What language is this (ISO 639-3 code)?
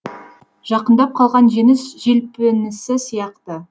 kaz